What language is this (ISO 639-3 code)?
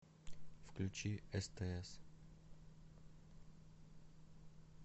rus